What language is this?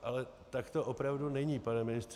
Czech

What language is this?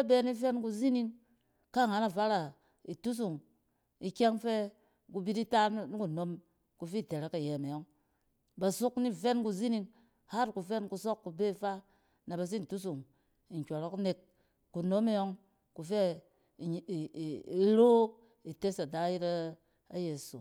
Cen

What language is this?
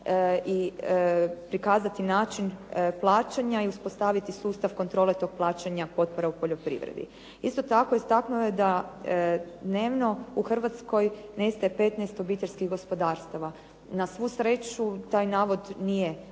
Croatian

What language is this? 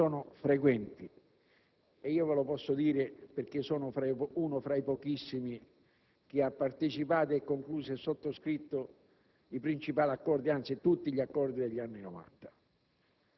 Italian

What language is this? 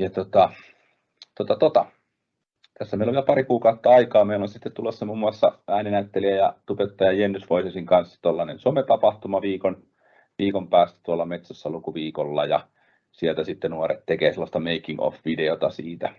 Finnish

